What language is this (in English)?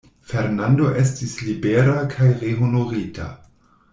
Esperanto